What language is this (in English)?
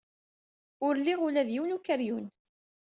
Kabyle